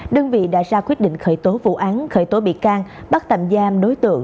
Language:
Vietnamese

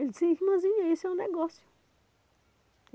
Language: Portuguese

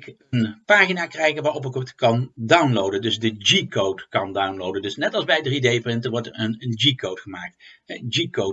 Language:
Dutch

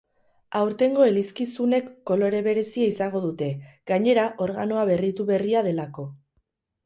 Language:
Basque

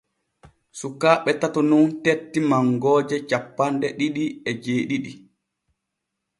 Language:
Borgu Fulfulde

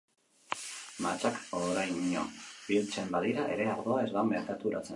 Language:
Basque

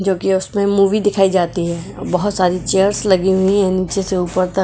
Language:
Hindi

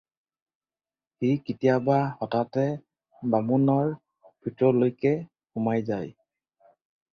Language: Assamese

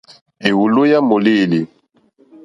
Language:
Mokpwe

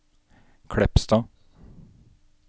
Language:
Norwegian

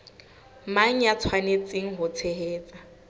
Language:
Southern Sotho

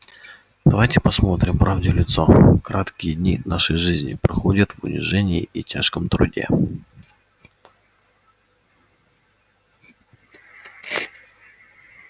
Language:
Russian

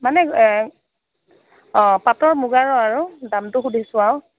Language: Assamese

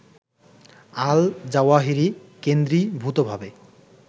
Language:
Bangla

